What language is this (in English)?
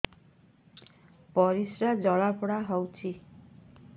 Odia